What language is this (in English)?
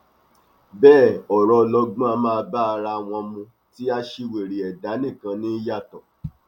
Yoruba